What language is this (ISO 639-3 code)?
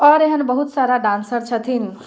mai